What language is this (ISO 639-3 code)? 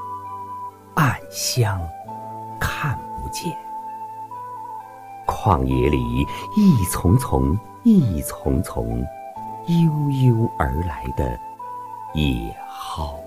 zho